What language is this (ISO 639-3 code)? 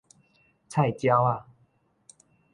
nan